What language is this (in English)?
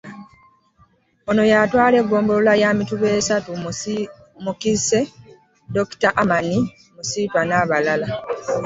Ganda